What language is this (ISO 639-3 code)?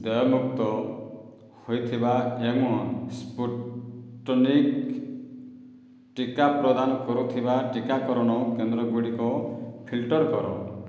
ori